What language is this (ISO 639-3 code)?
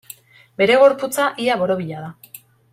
eus